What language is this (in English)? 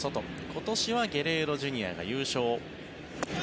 Japanese